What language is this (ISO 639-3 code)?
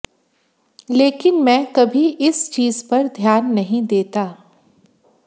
hin